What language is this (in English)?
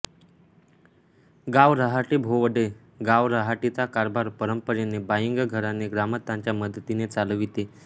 Marathi